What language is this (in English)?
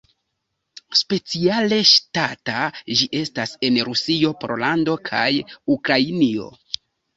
Esperanto